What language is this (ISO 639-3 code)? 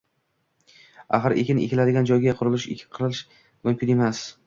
uzb